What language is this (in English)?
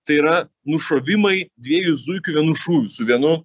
Lithuanian